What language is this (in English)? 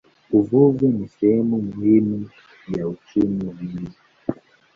Swahili